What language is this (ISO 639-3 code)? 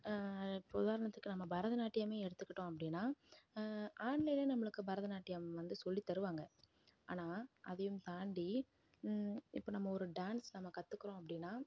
tam